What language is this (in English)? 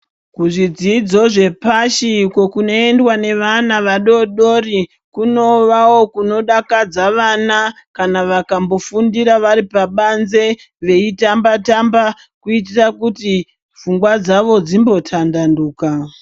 Ndau